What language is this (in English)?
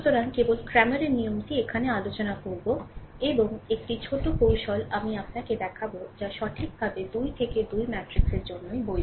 Bangla